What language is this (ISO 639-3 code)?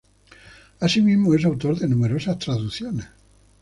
spa